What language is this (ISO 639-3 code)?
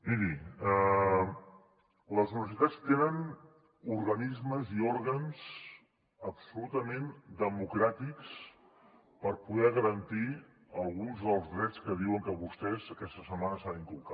cat